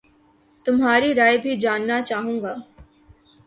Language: Urdu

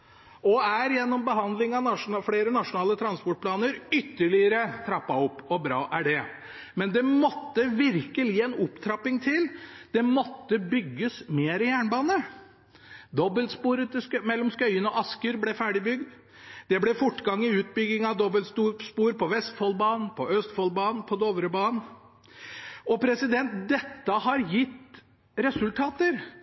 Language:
Norwegian Bokmål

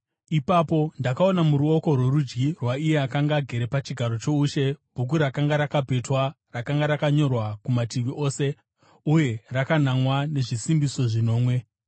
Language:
Shona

